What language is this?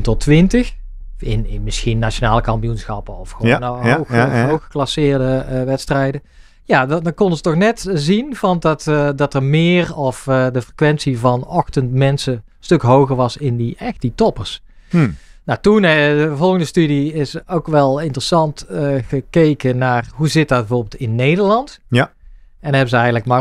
Dutch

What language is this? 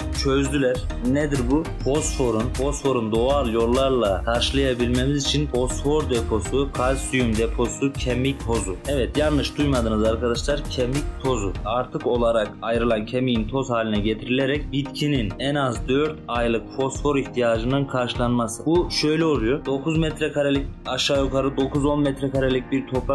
Turkish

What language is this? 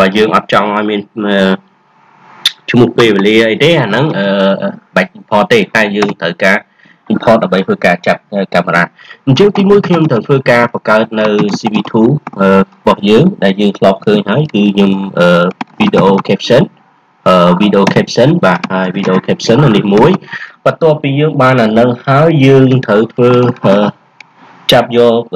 Vietnamese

